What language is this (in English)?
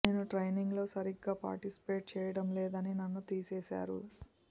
Telugu